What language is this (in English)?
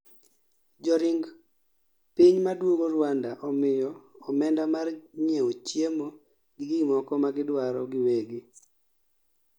Luo (Kenya and Tanzania)